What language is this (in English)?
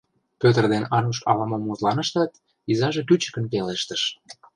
Mari